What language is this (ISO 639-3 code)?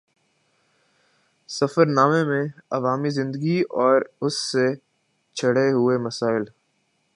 urd